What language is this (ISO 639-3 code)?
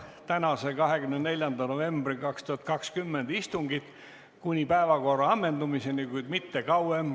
est